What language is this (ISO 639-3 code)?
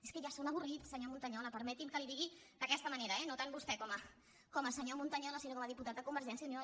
cat